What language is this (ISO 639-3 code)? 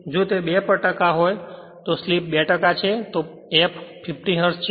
guj